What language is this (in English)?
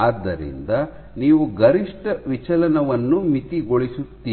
Kannada